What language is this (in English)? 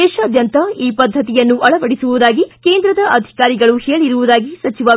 Kannada